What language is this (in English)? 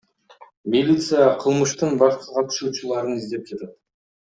Kyrgyz